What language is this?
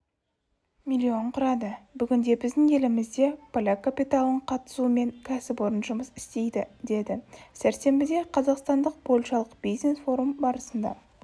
Kazakh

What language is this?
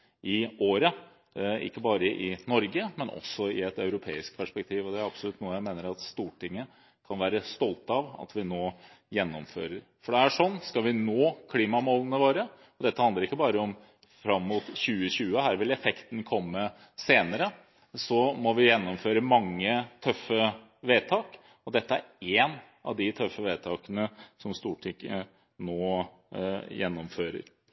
Norwegian Bokmål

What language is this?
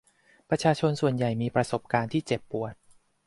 Thai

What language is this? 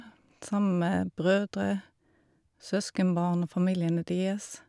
Norwegian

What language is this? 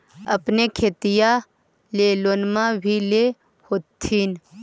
Magahi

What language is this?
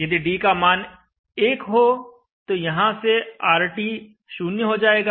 Hindi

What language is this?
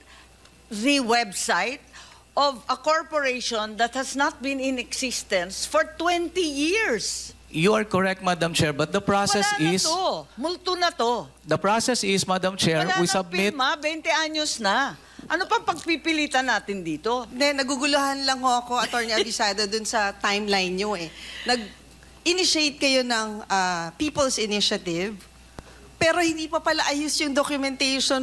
Filipino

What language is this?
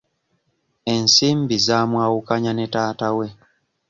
Ganda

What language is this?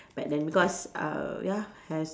English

